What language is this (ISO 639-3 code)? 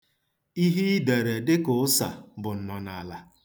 ibo